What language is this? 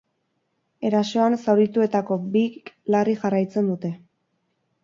Basque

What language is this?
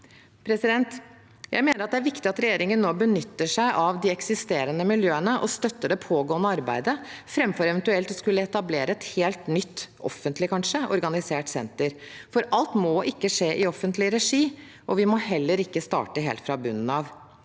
Norwegian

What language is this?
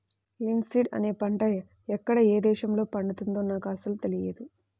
Telugu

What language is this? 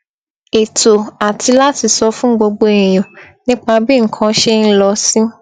Yoruba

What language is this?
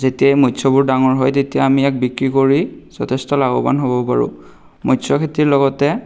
Assamese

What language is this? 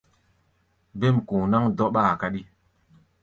Gbaya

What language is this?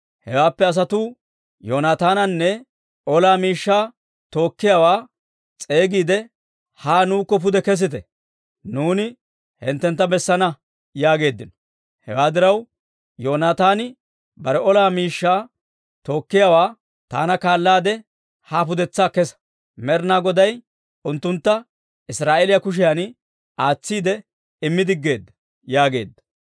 Dawro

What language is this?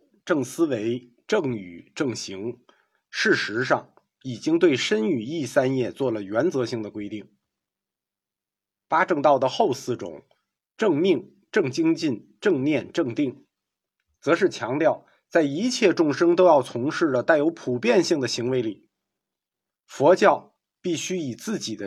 Chinese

